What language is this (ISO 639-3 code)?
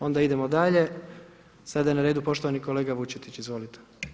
hrv